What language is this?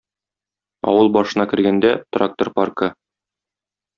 Tatar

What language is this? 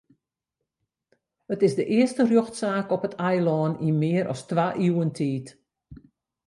Western Frisian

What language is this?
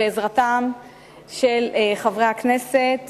Hebrew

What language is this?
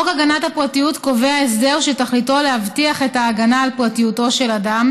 Hebrew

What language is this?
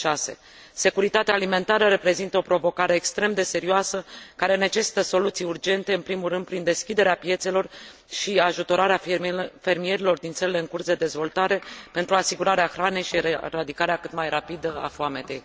Romanian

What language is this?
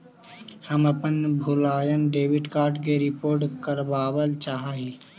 Magahi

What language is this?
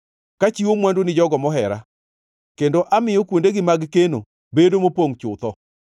Luo (Kenya and Tanzania)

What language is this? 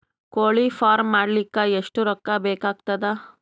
Kannada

